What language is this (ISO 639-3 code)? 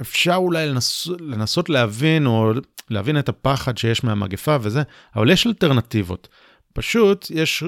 heb